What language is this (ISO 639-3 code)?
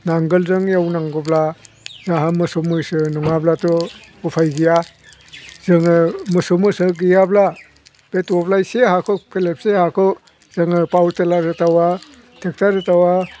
brx